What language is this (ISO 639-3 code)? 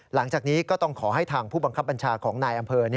tha